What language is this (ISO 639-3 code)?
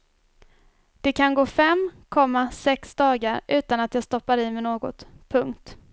swe